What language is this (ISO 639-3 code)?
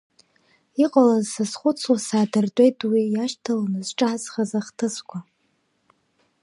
abk